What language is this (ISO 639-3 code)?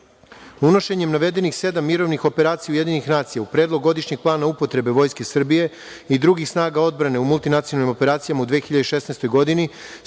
srp